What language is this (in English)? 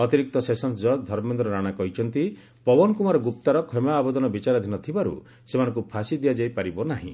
Odia